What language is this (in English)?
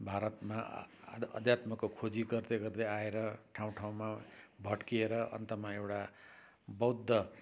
Nepali